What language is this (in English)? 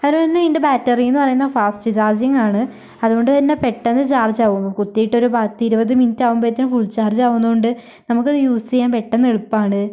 Malayalam